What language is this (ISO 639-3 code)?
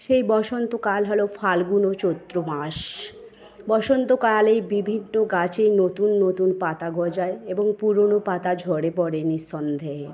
ben